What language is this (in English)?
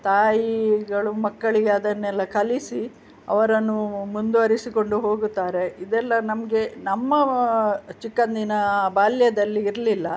Kannada